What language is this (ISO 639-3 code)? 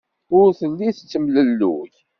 kab